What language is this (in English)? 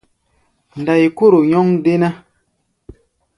Gbaya